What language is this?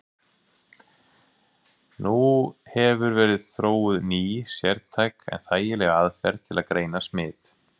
Icelandic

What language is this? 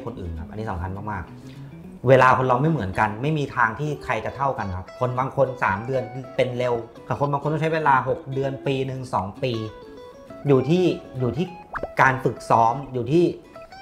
Thai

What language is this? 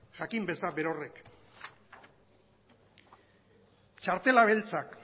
Basque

